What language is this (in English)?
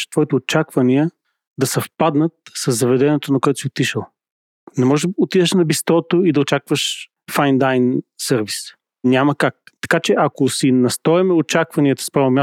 Bulgarian